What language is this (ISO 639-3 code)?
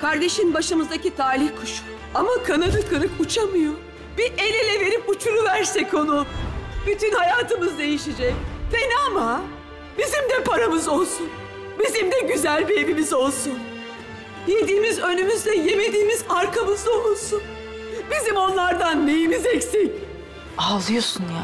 tur